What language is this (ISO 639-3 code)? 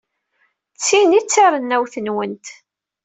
kab